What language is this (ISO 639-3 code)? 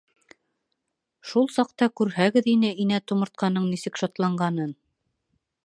bak